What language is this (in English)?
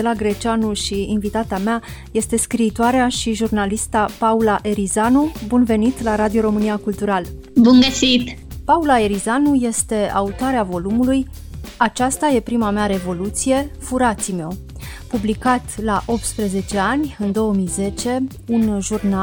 Romanian